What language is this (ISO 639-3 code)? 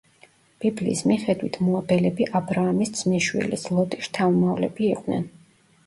kat